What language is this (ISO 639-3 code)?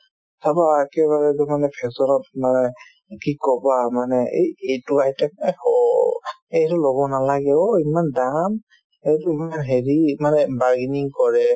asm